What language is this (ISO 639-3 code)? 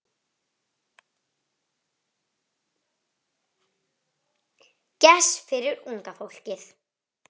isl